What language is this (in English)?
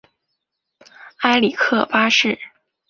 Chinese